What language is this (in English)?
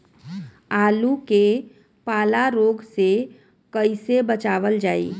Bhojpuri